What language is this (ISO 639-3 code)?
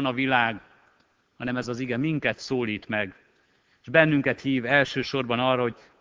hun